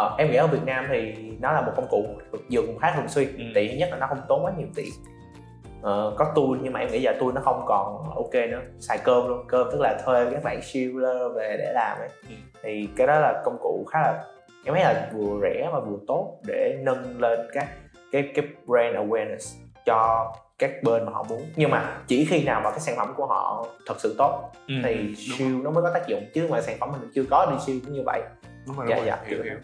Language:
Vietnamese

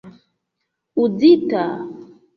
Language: Esperanto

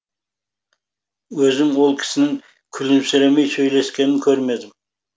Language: Kazakh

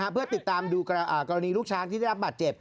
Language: Thai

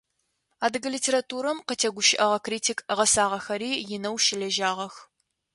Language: Adyghe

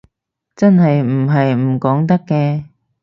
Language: Cantonese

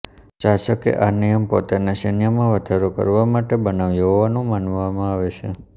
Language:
Gujarati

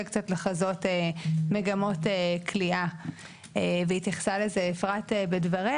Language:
Hebrew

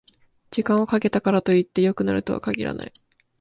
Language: Japanese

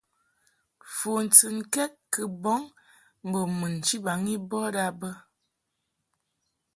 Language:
Mungaka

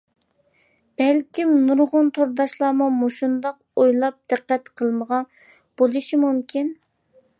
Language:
Uyghur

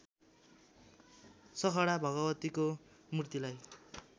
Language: Nepali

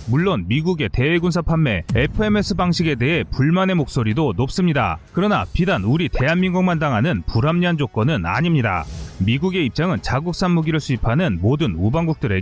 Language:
Korean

